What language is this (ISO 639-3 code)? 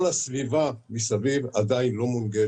heb